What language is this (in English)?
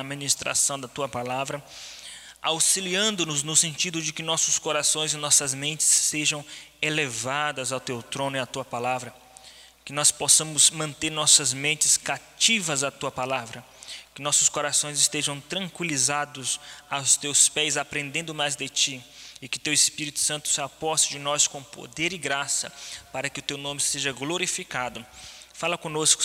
Portuguese